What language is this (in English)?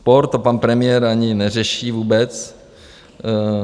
Czech